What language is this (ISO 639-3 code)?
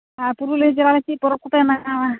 sat